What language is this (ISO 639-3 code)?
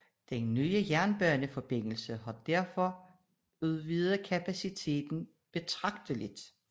dan